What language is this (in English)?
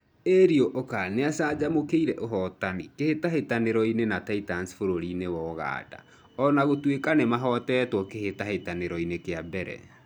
Kikuyu